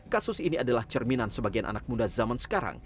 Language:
Indonesian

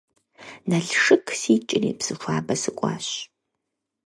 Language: Kabardian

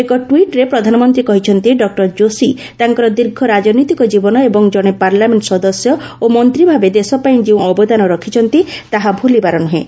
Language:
Odia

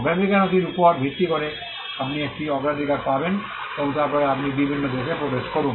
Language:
Bangla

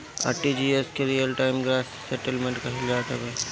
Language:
Bhojpuri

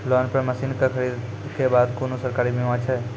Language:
Maithili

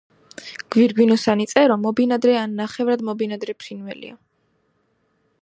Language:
Georgian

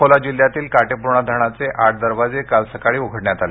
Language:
Marathi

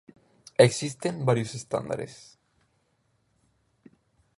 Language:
Spanish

